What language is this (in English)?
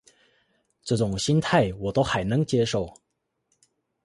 Chinese